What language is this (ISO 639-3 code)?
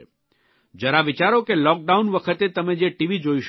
guj